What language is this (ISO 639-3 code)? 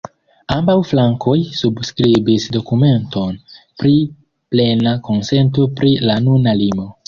epo